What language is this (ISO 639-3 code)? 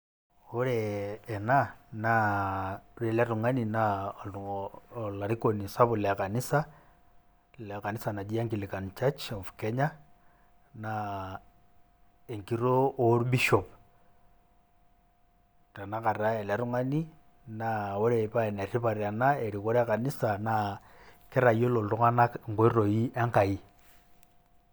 mas